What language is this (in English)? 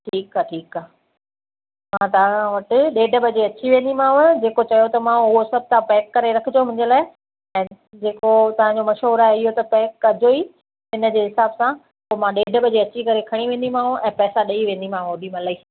Sindhi